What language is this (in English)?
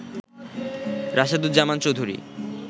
Bangla